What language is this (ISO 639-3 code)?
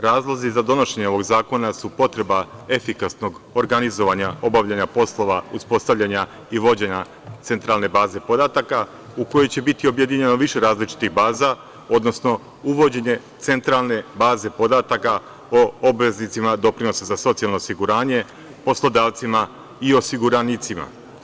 srp